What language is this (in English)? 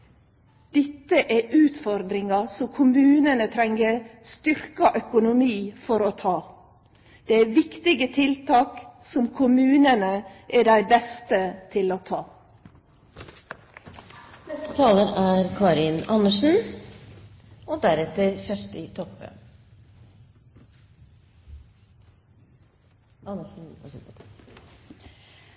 Norwegian